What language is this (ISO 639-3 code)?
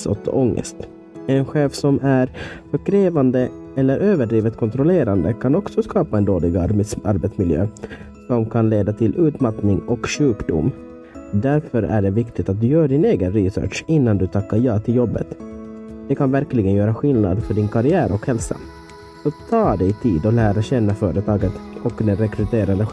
swe